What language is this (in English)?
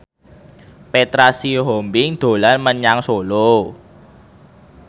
Javanese